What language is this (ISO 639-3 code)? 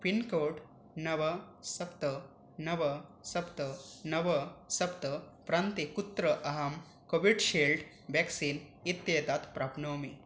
san